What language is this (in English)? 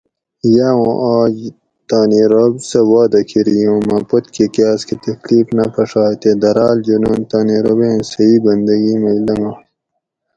Gawri